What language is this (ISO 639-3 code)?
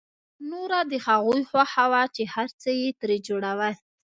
pus